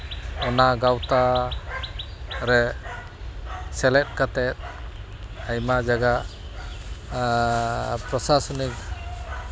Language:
Santali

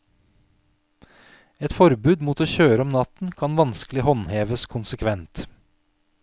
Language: Norwegian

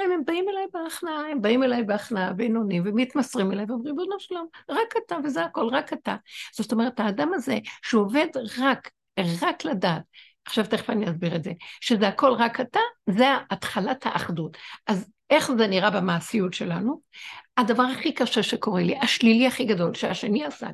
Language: Hebrew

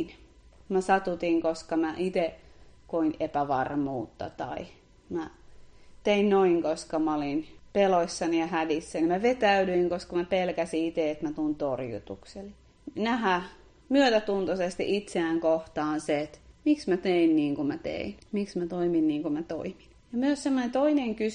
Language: Finnish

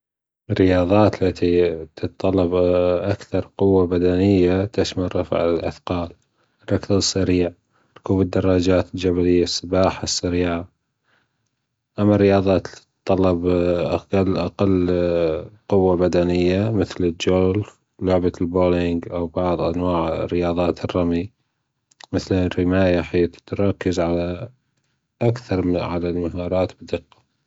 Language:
Gulf Arabic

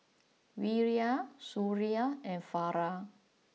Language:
English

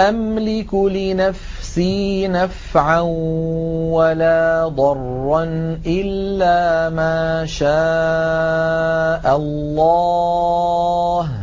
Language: Arabic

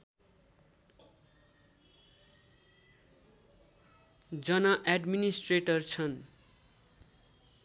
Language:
Nepali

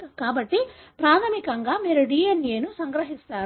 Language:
Telugu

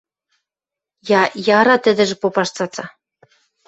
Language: Western Mari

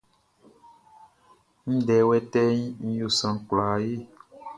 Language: Baoulé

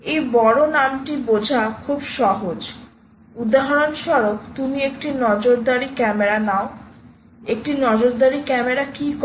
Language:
Bangla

